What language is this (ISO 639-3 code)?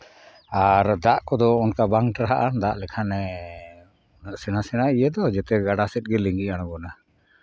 sat